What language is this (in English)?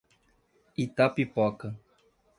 Portuguese